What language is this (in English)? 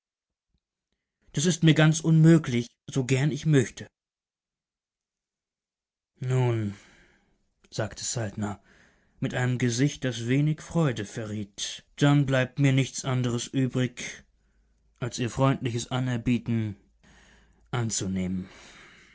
German